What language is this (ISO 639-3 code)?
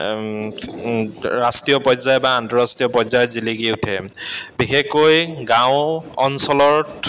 asm